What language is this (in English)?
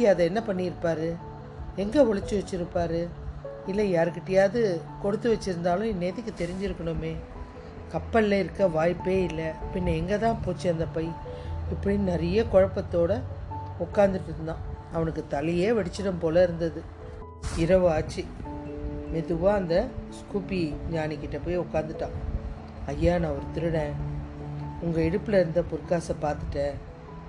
Tamil